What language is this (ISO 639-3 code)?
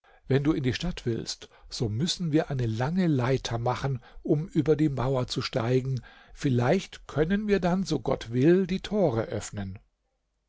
deu